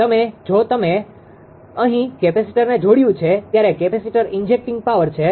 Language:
Gujarati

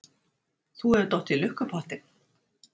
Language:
Icelandic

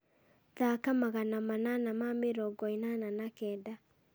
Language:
Kikuyu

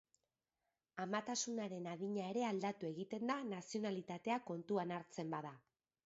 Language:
Basque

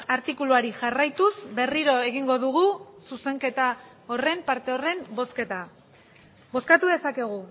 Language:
Basque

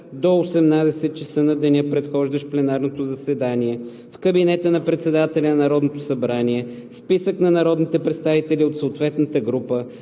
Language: Bulgarian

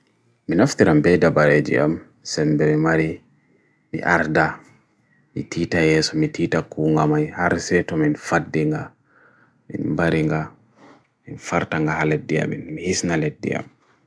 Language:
Bagirmi Fulfulde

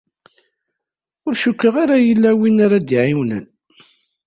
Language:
Kabyle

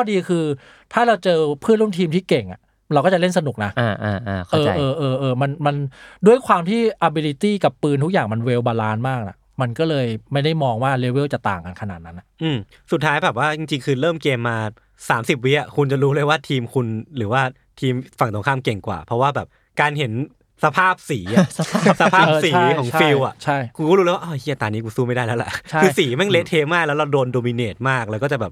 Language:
Thai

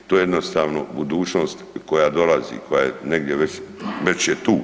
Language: Croatian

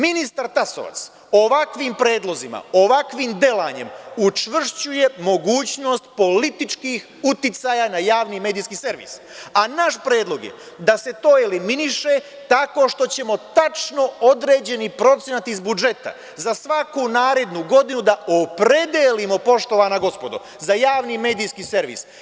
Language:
Serbian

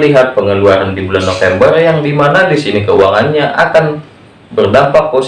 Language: Indonesian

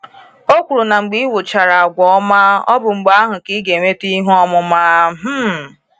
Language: Igbo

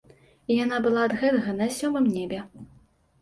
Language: Belarusian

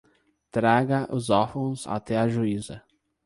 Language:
Portuguese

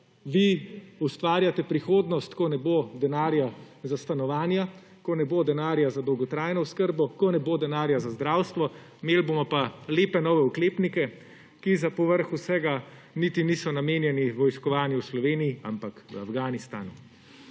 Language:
Slovenian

